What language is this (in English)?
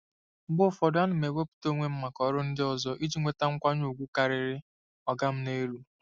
Igbo